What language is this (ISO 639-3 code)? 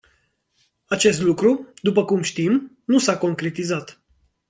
ron